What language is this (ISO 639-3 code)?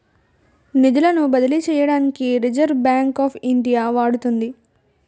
tel